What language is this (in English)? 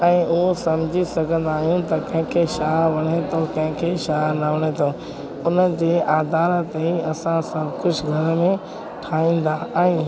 Sindhi